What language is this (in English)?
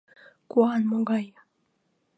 Mari